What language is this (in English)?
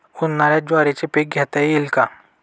Marathi